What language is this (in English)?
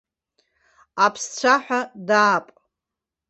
Abkhazian